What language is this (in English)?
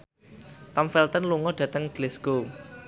Javanese